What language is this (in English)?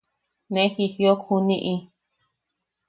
Yaqui